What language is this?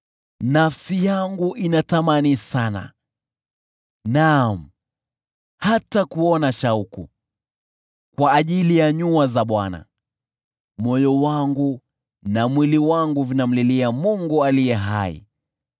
Swahili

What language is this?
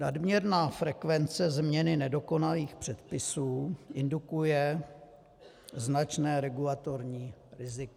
Czech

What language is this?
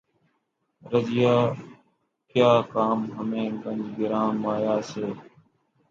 Urdu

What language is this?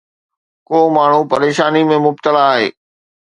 Sindhi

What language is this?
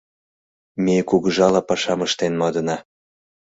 Mari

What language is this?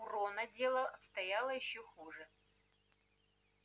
Russian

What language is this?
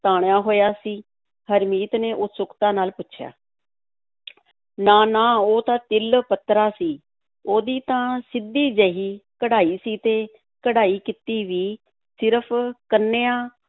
Punjabi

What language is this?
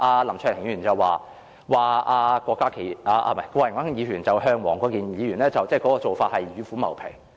Cantonese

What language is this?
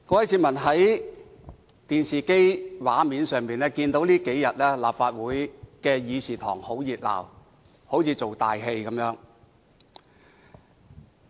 Cantonese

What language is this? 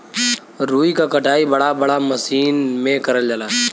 Bhojpuri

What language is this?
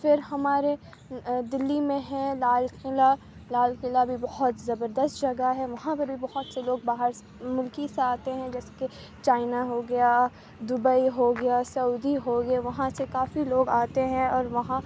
Urdu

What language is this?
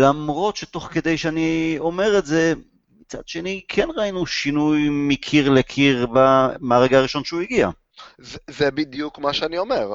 Hebrew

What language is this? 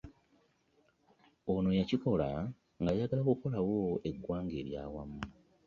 Ganda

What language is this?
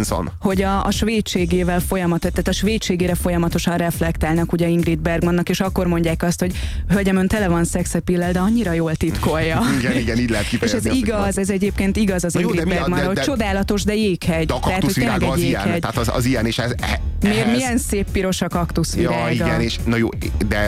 Hungarian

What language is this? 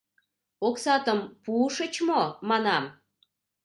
Mari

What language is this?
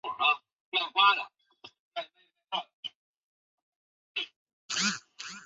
Chinese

